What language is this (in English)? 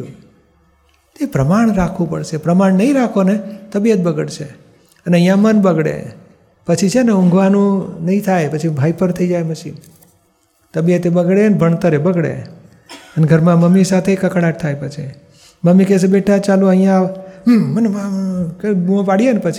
Gujarati